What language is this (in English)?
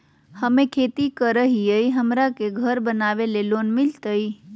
Magahi